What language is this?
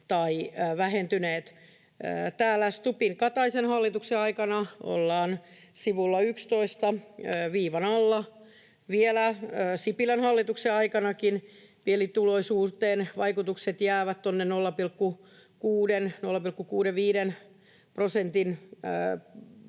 Finnish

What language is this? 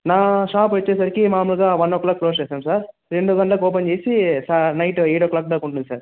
Telugu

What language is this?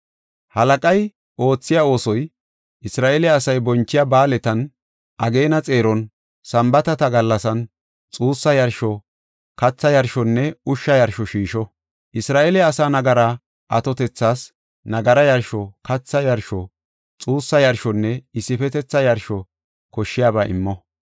Gofa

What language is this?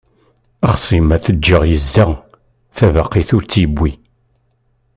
Kabyle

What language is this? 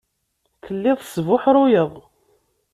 Kabyle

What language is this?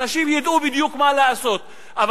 Hebrew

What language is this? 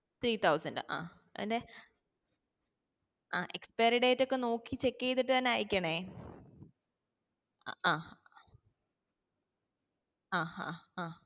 Malayalam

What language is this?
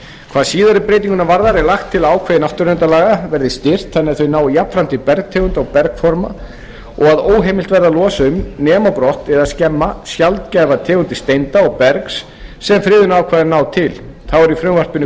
Icelandic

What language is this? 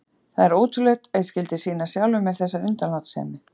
Icelandic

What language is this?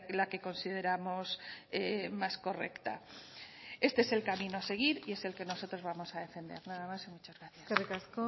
Spanish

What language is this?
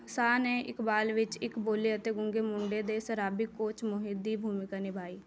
Punjabi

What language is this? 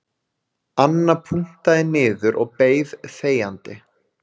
Icelandic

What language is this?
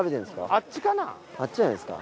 Japanese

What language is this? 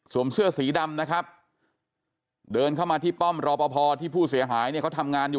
Thai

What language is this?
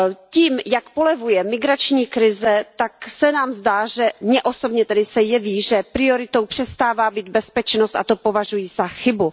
Czech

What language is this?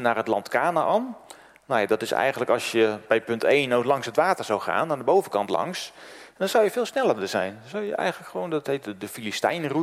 Dutch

